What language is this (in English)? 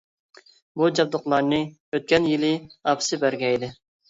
Uyghur